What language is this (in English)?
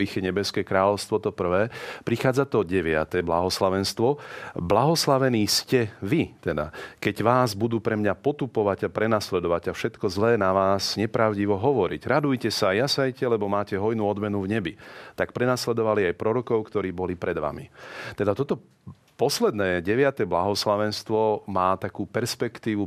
Slovak